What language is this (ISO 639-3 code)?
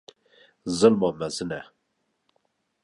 kur